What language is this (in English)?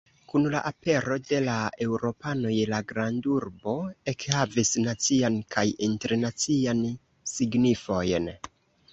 Esperanto